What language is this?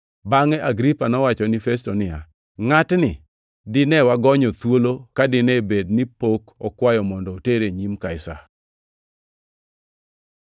Luo (Kenya and Tanzania)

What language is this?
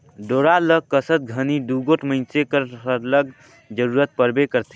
Chhattisgarhi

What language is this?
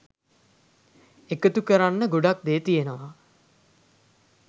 Sinhala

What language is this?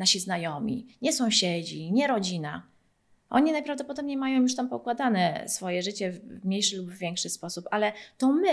Polish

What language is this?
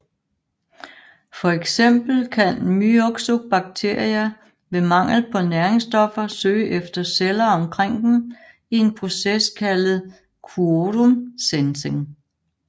Danish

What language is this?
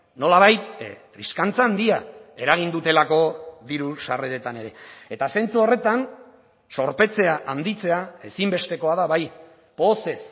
Basque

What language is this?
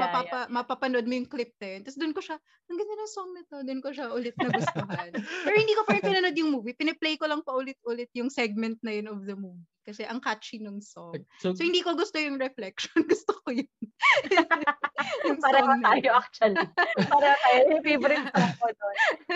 Filipino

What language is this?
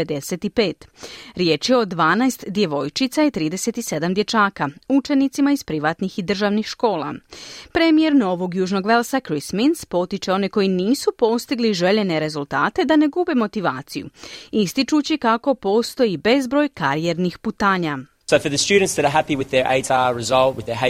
Croatian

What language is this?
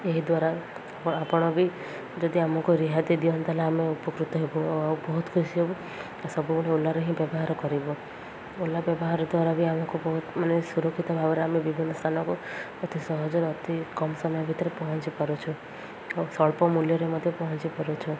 Odia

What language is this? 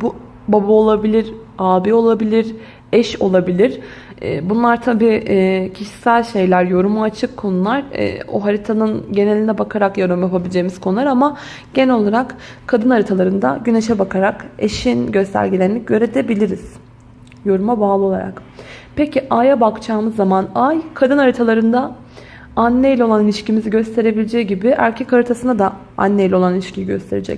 Turkish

